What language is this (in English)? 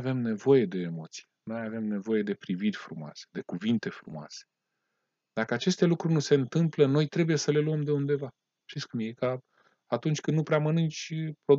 Romanian